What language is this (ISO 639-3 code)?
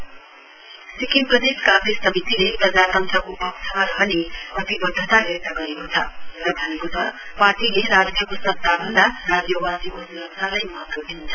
nep